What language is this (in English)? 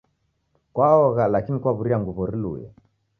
Taita